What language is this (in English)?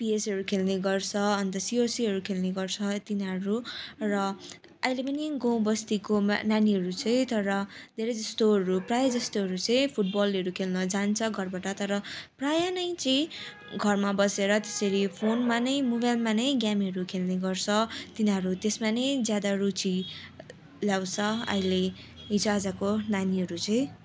Nepali